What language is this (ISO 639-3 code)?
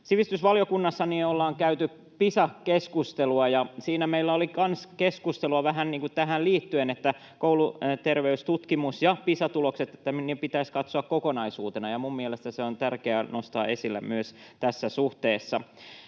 fin